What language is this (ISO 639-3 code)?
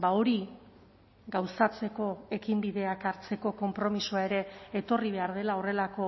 eus